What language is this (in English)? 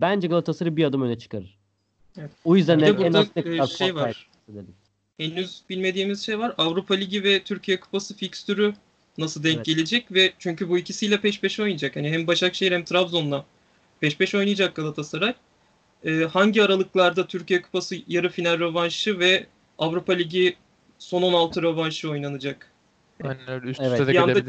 Turkish